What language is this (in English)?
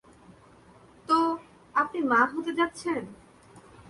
Bangla